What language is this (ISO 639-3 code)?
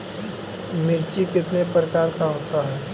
mag